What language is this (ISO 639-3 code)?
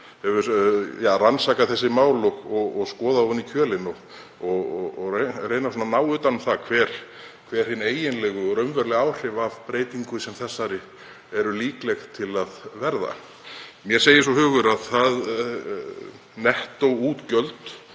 isl